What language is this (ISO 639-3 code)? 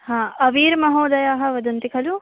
san